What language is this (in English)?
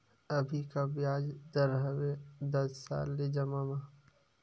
Chhattisgarhi